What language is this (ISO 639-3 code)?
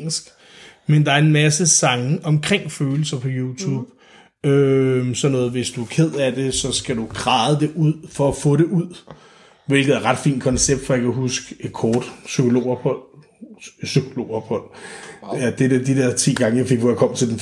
dan